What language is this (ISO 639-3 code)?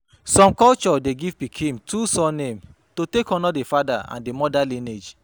pcm